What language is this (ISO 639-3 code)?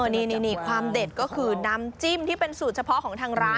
tha